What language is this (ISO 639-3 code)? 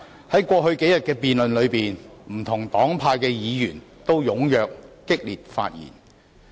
yue